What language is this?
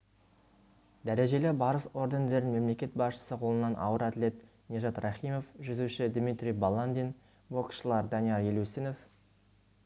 Kazakh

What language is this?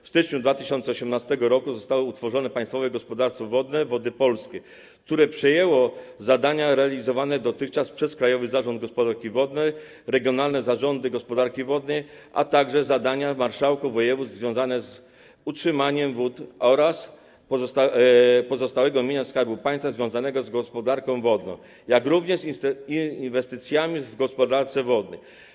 Polish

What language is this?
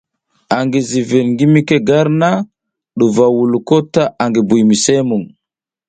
South Giziga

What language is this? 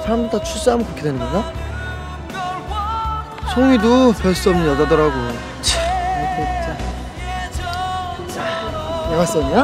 Korean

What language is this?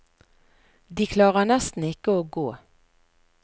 Norwegian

